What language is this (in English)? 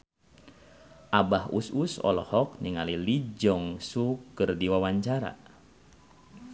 Sundanese